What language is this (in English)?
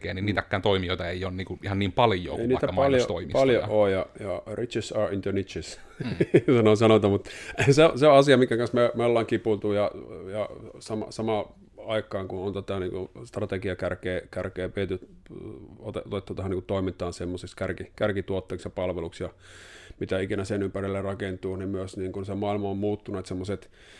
Finnish